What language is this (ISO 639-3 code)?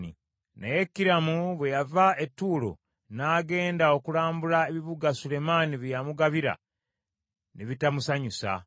lug